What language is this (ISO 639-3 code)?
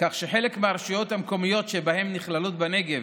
heb